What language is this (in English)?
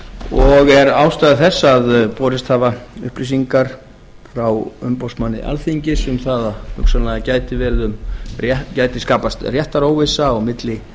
Icelandic